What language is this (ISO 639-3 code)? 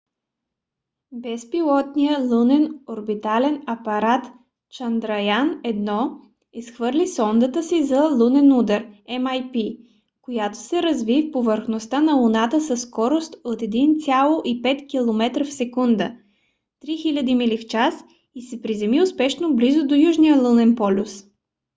bul